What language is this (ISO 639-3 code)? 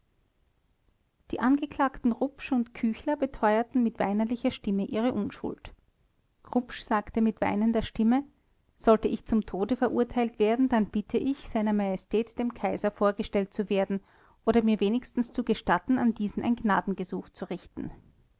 deu